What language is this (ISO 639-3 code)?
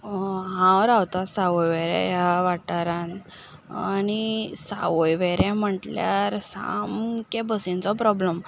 kok